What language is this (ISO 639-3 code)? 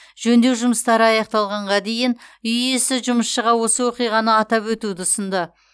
kaz